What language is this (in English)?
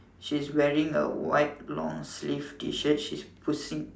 English